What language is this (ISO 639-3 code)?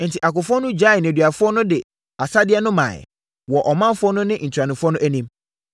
aka